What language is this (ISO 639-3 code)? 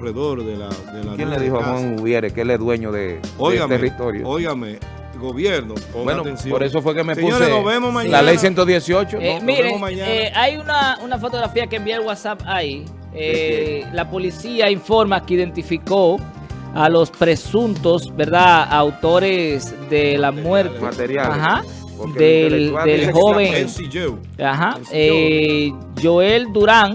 spa